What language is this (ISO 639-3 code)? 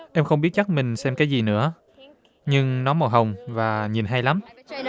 vie